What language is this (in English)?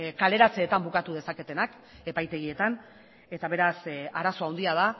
Basque